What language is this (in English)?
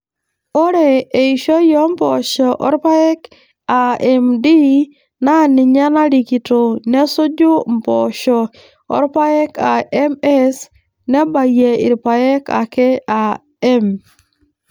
Masai